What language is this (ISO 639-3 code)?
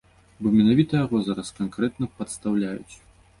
bel